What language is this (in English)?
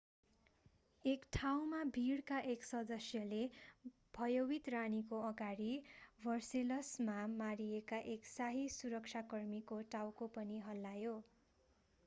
Nepali